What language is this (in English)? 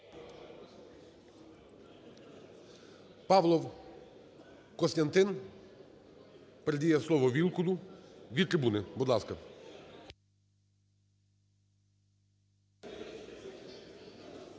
Ukrainian